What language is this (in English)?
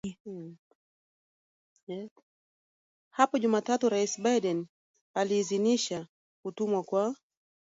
Swahili